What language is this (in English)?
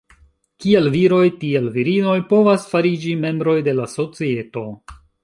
Esperanto